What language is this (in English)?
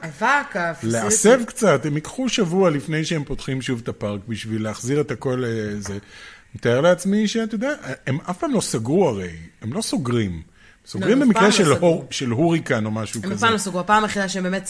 Hebrew